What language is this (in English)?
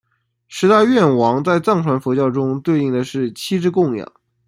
Chinese